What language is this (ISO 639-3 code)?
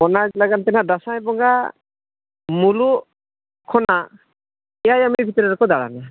sat